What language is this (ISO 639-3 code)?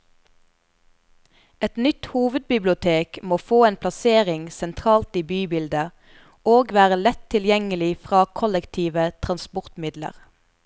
nor